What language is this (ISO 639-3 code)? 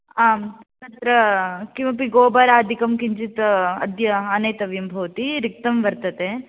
san